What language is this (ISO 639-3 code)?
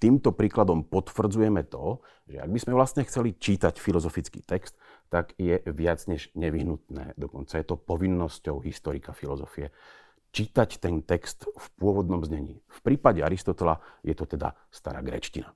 slk